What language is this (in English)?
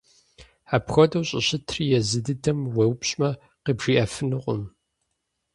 Kabardian